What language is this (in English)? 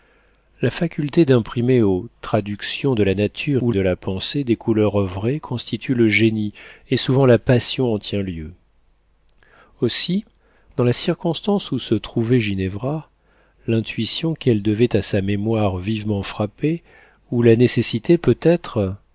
French